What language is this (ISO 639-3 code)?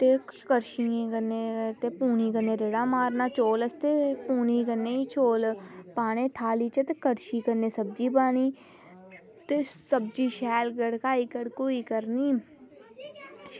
doi